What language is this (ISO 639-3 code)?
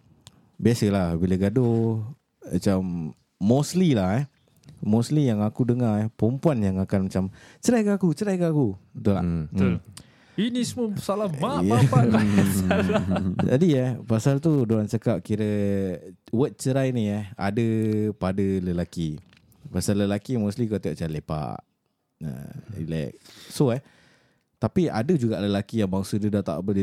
msa